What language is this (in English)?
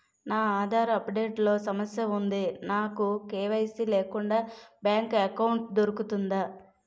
Telugu